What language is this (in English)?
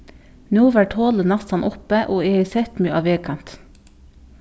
Faroese